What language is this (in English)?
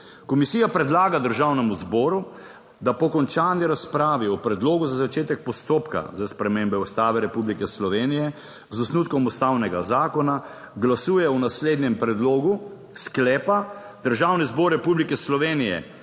Slovenian